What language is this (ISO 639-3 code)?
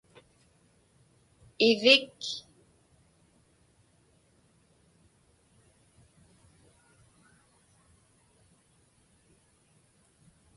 ipk